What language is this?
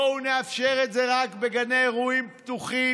Hebrew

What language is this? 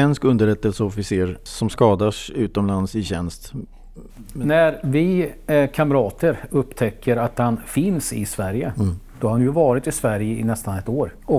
Swedish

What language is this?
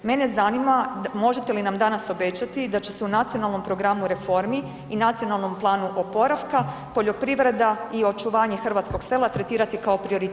Croatian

